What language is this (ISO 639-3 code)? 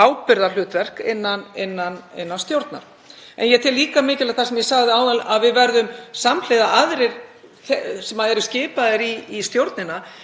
isl